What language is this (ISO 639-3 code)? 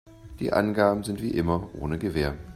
deu